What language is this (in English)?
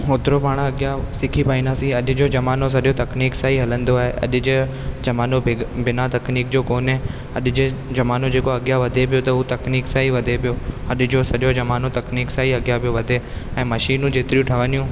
Sindhi